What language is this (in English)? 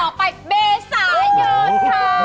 Thai